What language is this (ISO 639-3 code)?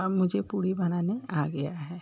hin